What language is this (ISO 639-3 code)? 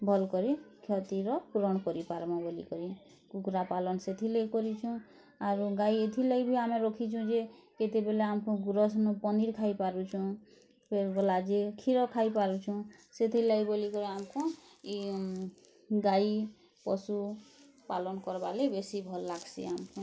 ori